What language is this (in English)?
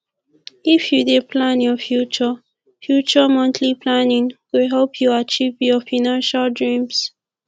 Nigerian Pidgin